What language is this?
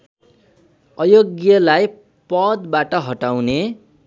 Nepali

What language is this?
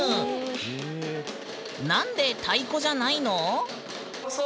Japanese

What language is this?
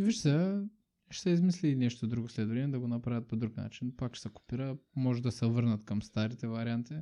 Bulgarian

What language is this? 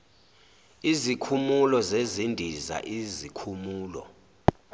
Zulu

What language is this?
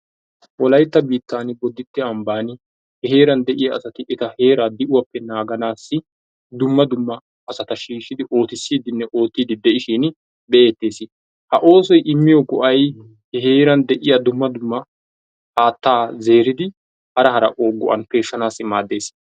Wolaytta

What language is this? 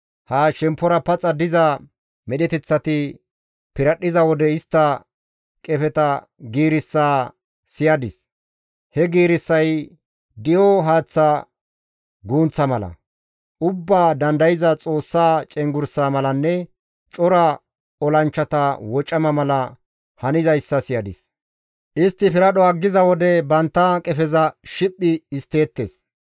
Gamo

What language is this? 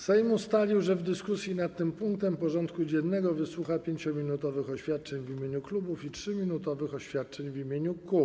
Polish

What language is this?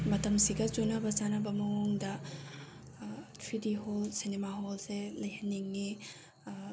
Manipuri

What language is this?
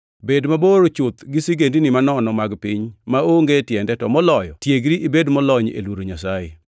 Luo (Kenya and Tanzania)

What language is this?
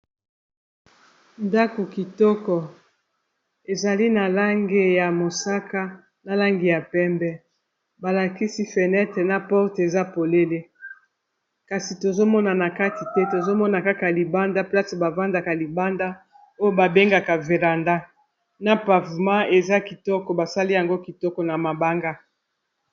Lingala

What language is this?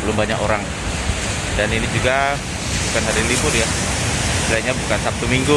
Indonesian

